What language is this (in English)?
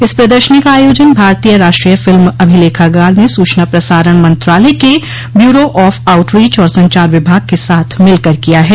Hindi